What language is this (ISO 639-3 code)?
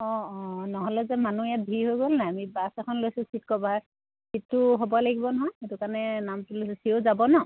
asm